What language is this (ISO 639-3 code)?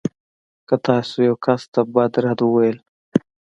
pus